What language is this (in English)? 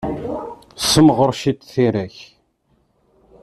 Kabyle